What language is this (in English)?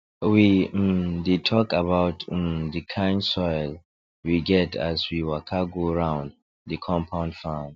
Nigerian Pidgin